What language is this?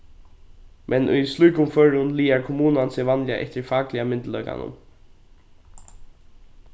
Faroese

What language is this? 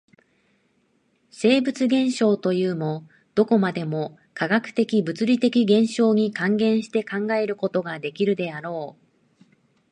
Japanese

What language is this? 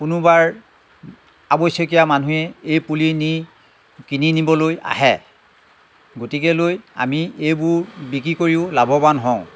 Assamese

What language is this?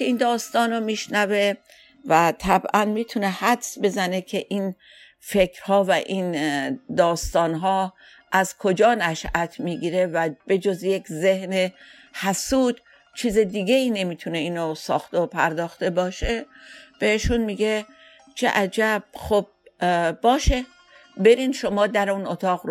Persian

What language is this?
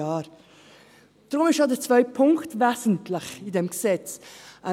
Swiss German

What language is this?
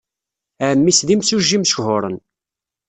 Kabyle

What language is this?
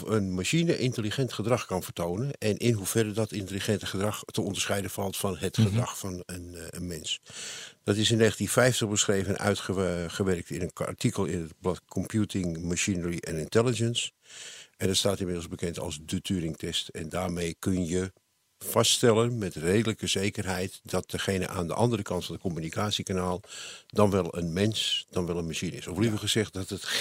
Dutch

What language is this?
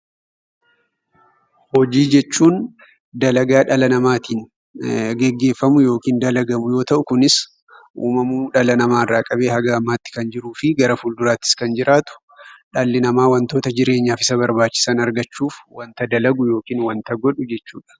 Oromo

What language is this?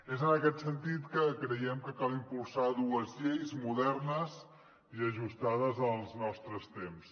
Catalan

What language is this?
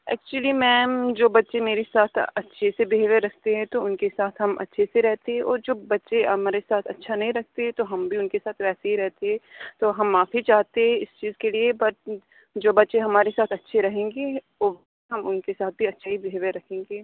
Urdu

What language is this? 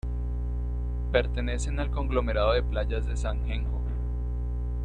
Spanish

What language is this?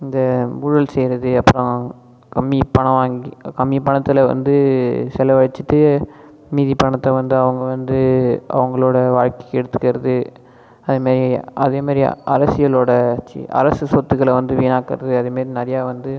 Tamil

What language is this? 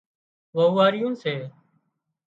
Wadiyara Koli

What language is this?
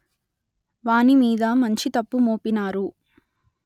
Telugu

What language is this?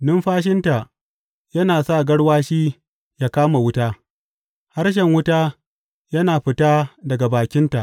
Hausa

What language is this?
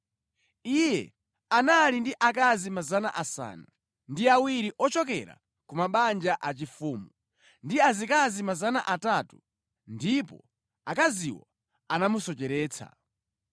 Nyanja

